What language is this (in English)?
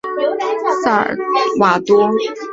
Chinese